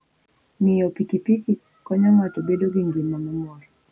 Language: Luo (Kenya and Tanzania)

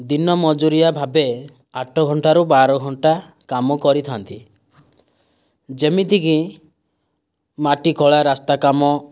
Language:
Odia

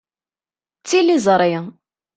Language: Kabyle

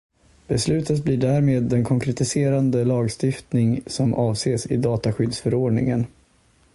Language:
Swedish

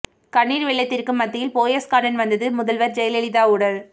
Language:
Tamil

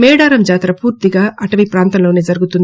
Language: Telugu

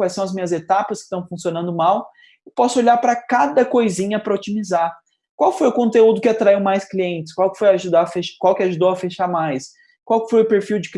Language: Portuguese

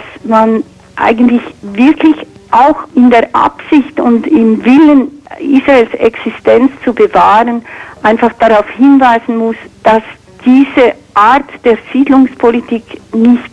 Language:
German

